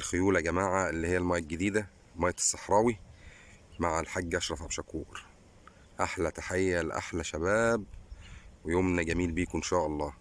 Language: Arabic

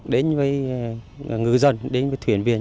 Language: Vietnamese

